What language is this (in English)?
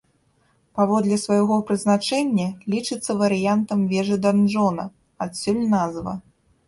Belarusian